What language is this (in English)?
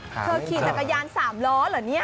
Thai